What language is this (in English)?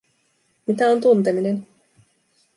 Finnish